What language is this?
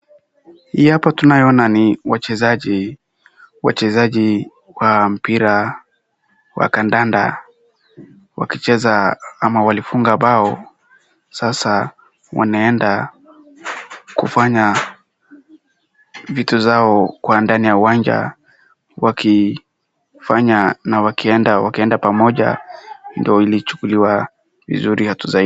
Swahili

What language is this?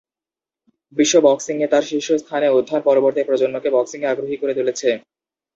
Bangla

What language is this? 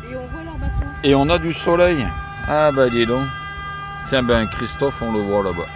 French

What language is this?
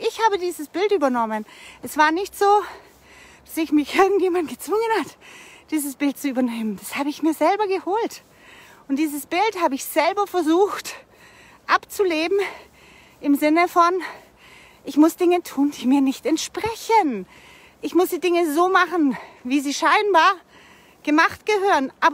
German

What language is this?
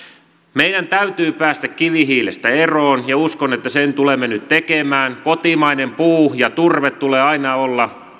Finnish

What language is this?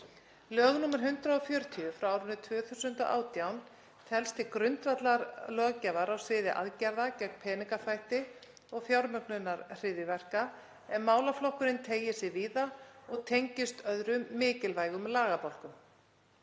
Icelandic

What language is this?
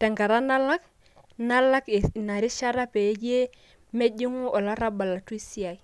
Masai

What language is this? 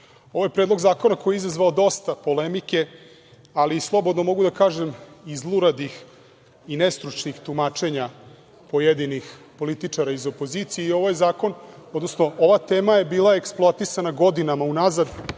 Serbian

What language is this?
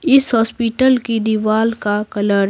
Hindi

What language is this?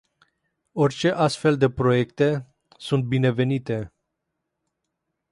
Romanian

